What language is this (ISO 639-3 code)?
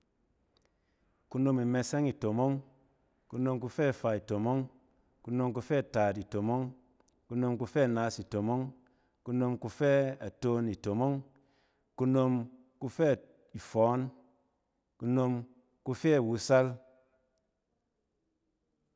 cen